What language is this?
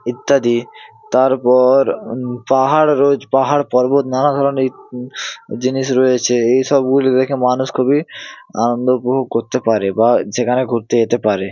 Bangla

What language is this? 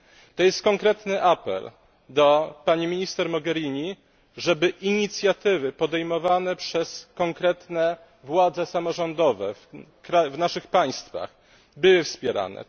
Polish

